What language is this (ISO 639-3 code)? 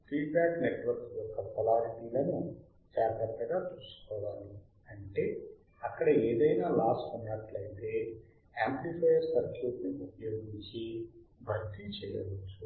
tel